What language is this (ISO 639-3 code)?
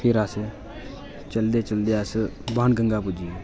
doi